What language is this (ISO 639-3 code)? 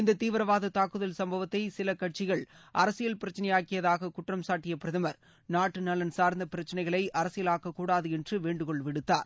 tam